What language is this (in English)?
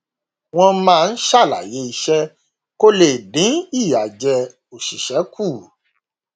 Yoruba